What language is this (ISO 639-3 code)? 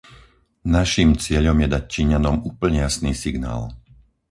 slk